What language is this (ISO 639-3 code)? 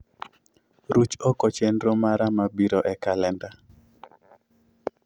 luo